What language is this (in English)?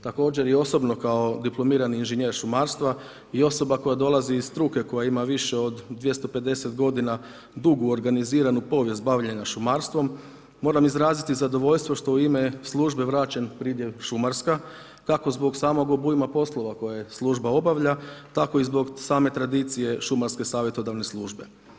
Croatian